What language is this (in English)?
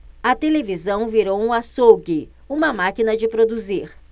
Portuguese